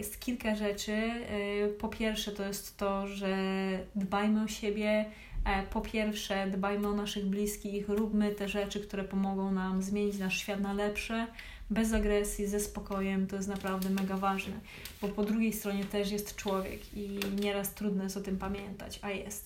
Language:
Polish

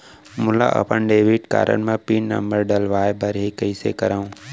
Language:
Chhattisgarhi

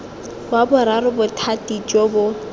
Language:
Tswana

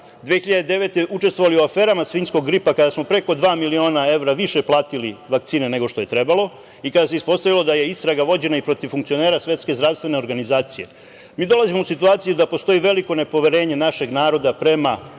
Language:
Serbian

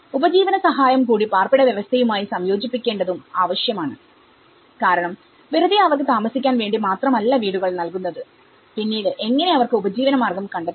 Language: Malayalam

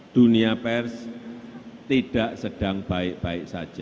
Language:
Indonesian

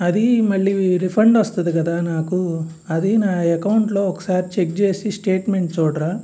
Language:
Telugu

